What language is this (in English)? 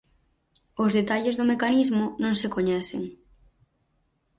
Galician